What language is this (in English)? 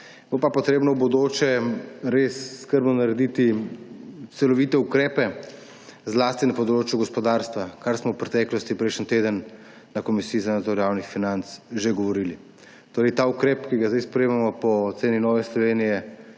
Slovenian